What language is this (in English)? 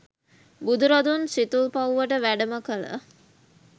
Sinhala